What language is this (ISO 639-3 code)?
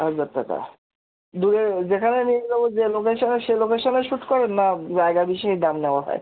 ben